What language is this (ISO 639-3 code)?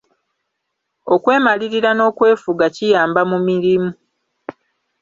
lug